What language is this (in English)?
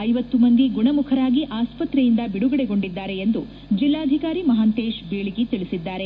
Kannada